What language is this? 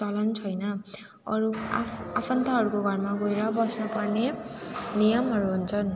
Nepali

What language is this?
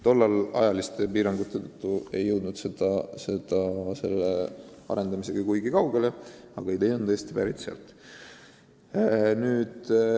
Estonian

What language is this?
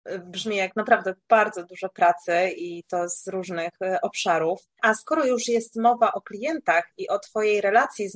Polish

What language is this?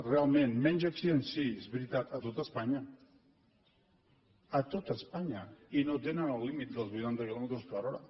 Catalan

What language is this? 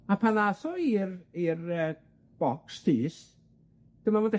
Welsh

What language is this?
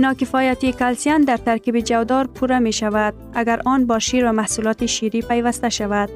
Persian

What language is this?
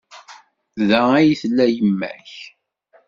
Kabyle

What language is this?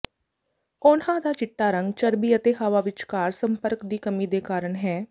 Punjabi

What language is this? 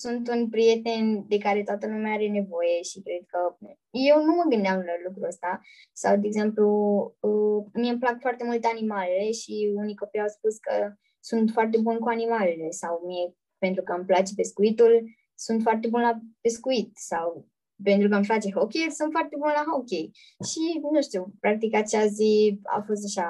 Romanian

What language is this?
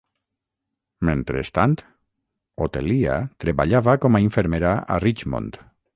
Catalan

